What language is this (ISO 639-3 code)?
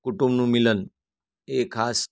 guj